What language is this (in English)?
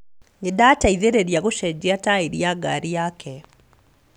Kikuyu